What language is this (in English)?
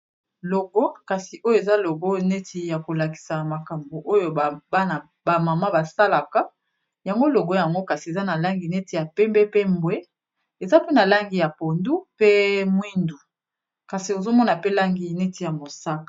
Lingala